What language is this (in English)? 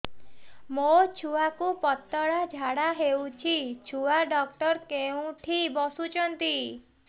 Odia